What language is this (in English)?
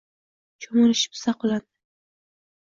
Uzbek